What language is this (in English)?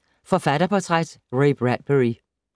Danish